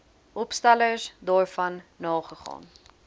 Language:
Afrikaans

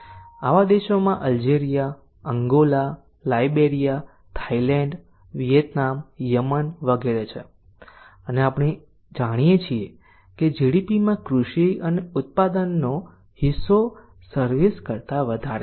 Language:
Gujarati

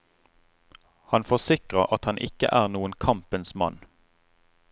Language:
Norwegian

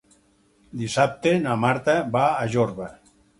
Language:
Catalan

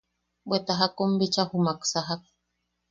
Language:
Yaqui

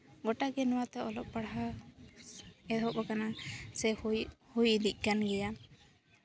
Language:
Santali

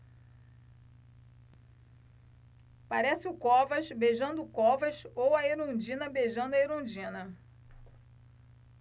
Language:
Portuguese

